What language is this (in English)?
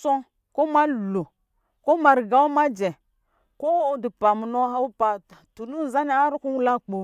Lijili